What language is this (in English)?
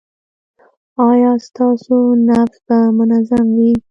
Pashto